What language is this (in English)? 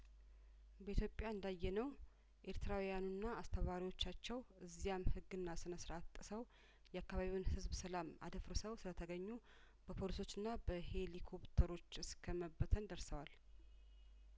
Amharic